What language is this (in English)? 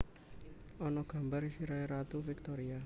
Javanese